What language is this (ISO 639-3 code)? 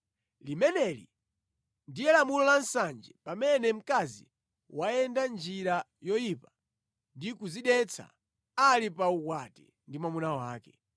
nya